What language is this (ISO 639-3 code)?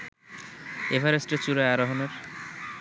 ben